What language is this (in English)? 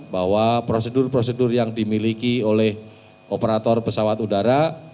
Indonesian